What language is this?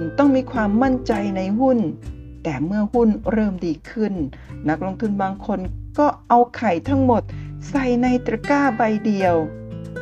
Thai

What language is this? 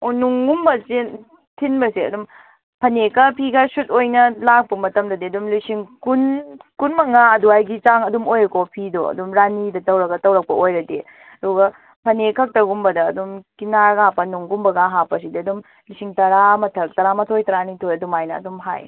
Manipuri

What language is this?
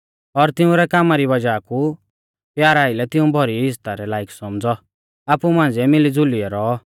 Mahasu Pahari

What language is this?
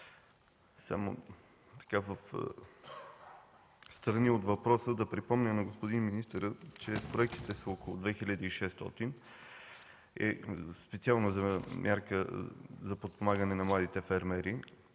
Bulgarian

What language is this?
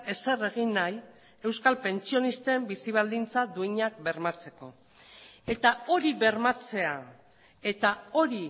Basque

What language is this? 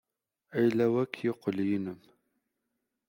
Kabyle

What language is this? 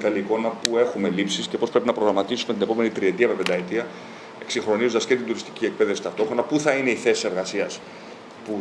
Greek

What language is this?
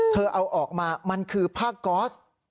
Thai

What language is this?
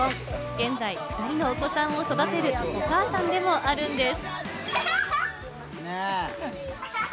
Japanese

